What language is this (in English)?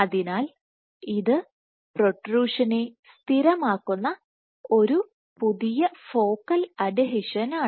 Malayalam